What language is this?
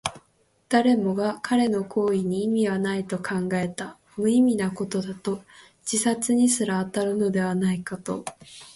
Japanese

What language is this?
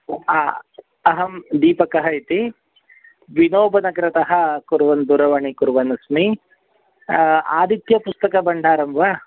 Sanskrit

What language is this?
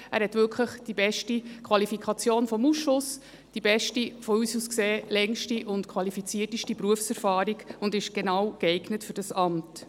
Swiss German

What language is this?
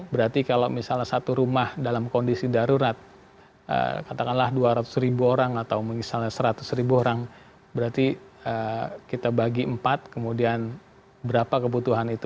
Indonesian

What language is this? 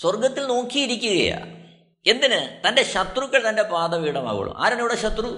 Malayalam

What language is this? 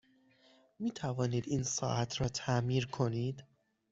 Persian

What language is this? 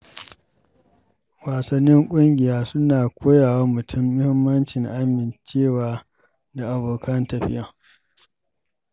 Hausa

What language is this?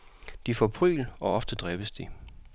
Danish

